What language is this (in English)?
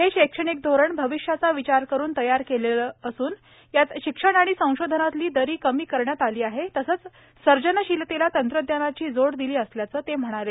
Marathi